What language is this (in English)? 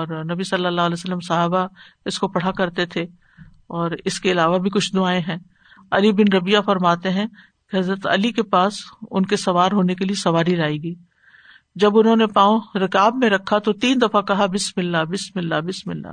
Urdu